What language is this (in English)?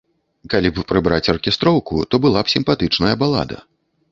Belarusian